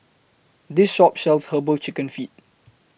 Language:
English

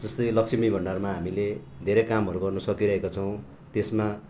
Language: Nepali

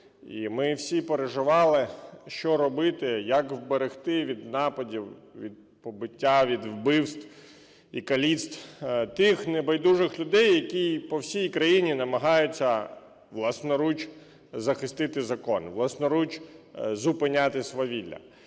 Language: Ukrainian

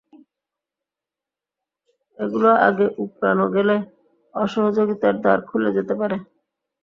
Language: Bangla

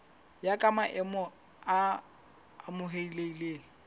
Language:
Southern Sotho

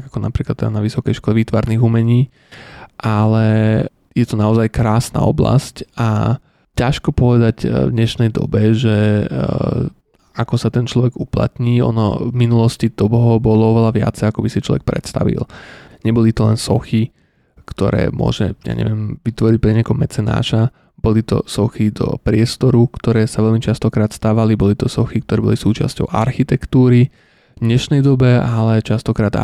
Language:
Slovak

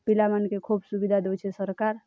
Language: Odia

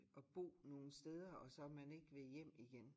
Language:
Danish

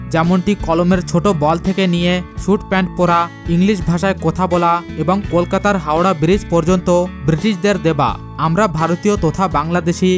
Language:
Bangla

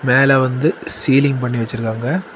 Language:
Tamil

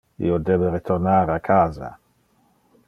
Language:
Interlingua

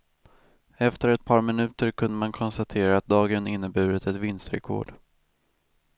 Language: Swedish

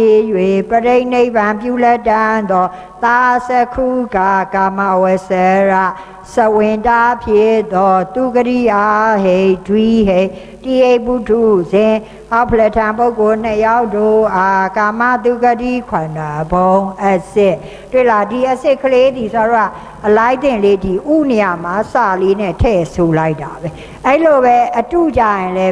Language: Thai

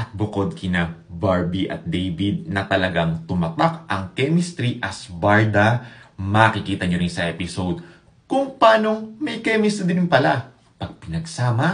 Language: Filipino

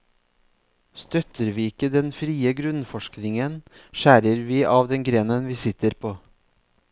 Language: Norwegian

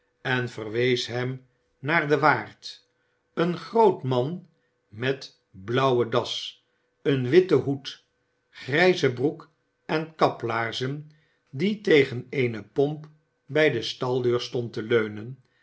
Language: Dutch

